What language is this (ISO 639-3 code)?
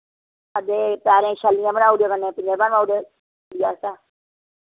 doi